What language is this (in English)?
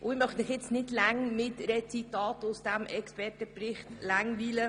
Swiss German